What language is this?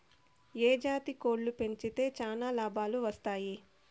Telugu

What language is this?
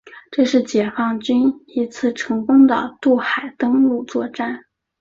Chinese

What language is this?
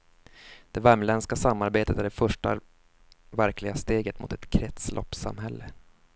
Swedish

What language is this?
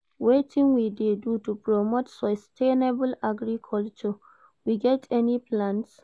Nigerian Pidgin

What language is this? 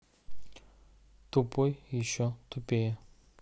Russian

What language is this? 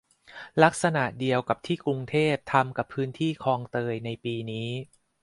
Thai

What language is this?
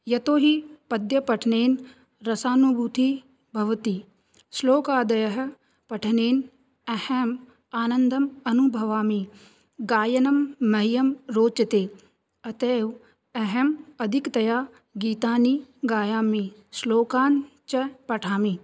Sanskrit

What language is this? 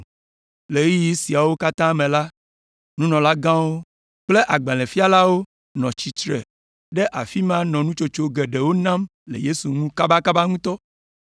Ewe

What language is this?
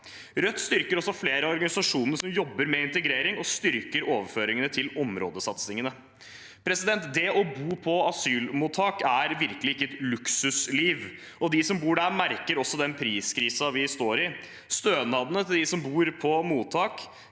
Norwegian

